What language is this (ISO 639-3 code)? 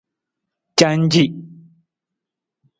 nmz